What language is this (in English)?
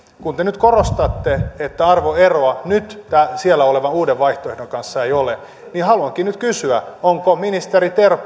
Finnish